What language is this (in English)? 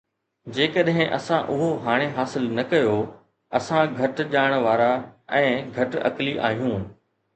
Sindhi